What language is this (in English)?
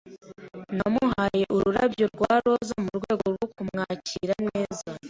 Kinyarwanda